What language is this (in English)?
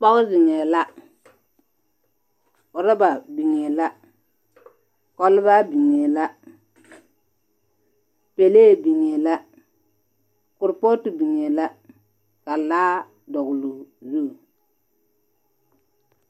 Southern Dagaare